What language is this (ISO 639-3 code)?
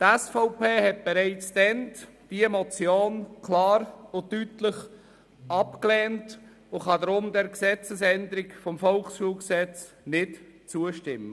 gsw